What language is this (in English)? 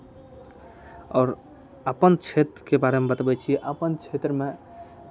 Maithili